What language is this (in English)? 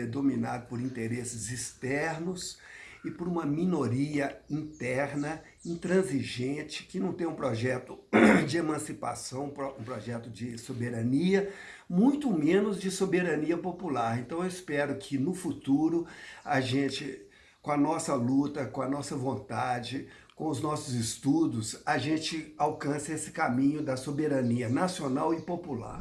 Portuguese